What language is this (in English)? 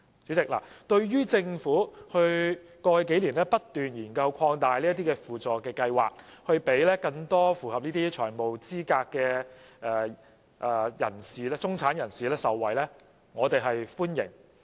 Cantonese